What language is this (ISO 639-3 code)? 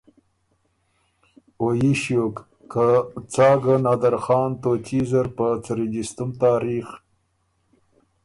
oru